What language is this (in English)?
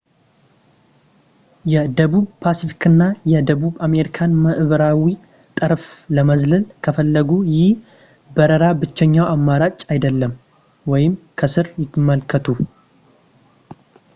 Amharic